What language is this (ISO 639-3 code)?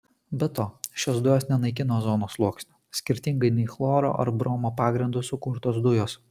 lit